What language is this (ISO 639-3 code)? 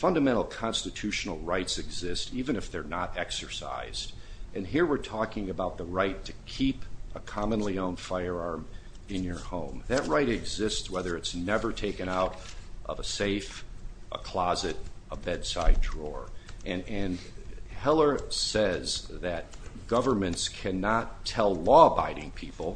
eng